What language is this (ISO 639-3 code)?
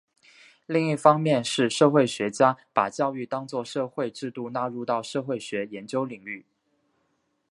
zho